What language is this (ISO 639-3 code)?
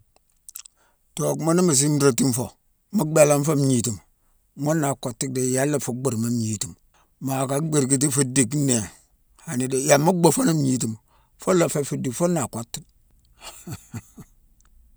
msw